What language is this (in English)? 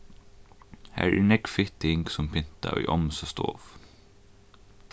Faroese